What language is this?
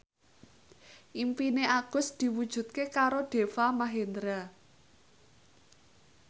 Javanese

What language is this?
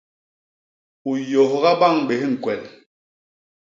Basaa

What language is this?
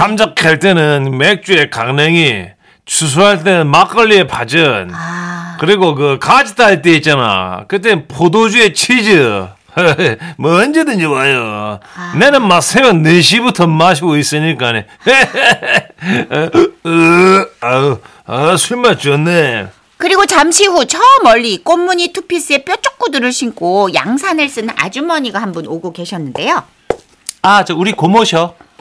Korean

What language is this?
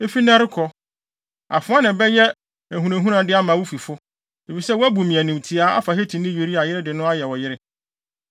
Akan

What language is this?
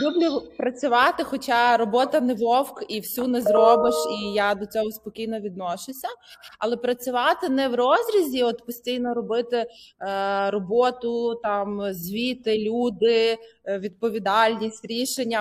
Ukrainian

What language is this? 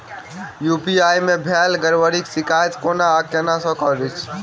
Maithili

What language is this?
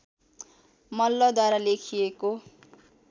Nepali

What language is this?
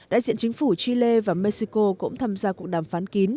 Vietnamese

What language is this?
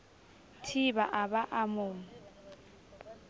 Southern Sotho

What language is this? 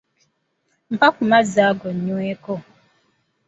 Ganda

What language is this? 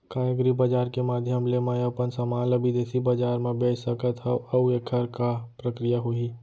Chhattisgarhi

